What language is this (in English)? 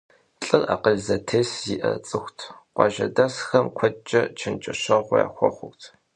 Kabardian